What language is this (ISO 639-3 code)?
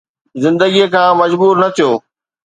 snd